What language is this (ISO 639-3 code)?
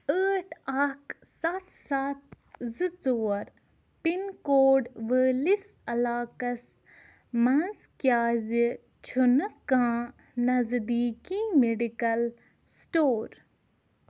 kas